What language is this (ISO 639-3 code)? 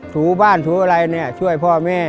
tha